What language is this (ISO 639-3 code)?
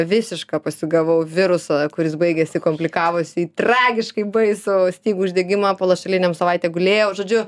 lit